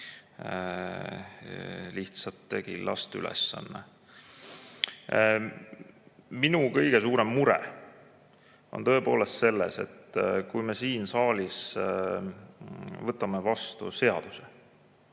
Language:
Estonian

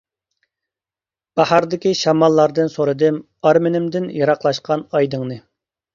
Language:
Uyghur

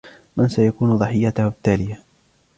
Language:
Arabic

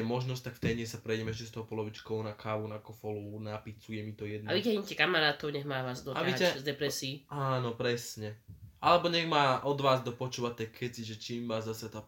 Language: Slovak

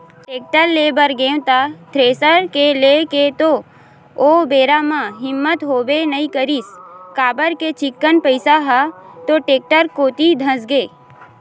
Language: Chhattisgarhi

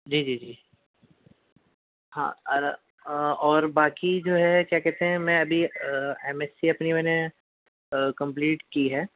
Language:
Urdu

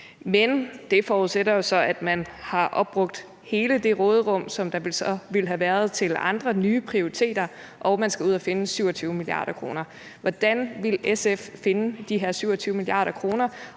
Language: Danish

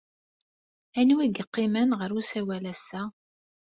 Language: Kabyle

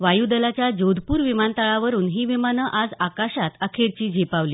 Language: Marathi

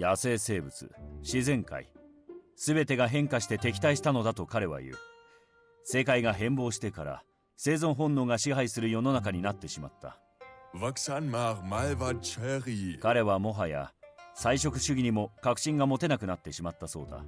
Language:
Japanese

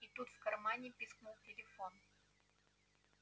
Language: Russian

